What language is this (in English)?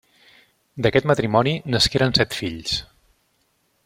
Catalan